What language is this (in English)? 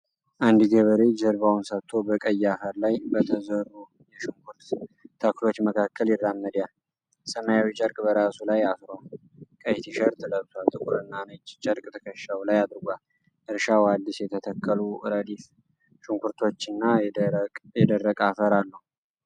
Amharic